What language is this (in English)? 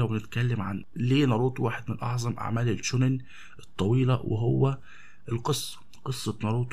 Arabic